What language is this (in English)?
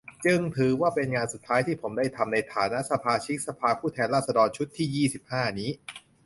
Thai